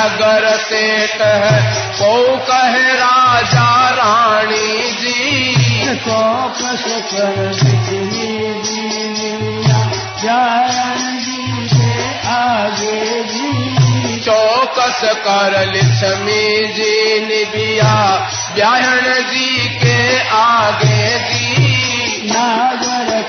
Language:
Hindi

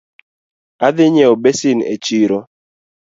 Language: Luo (Kenya and Tanzania)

